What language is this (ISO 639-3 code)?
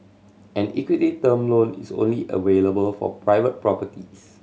eng